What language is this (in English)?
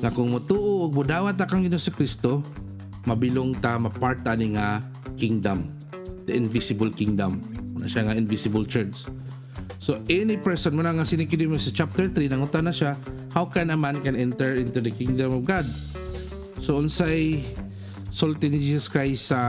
Filipino